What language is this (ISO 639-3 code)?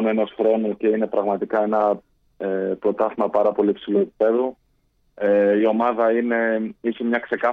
ell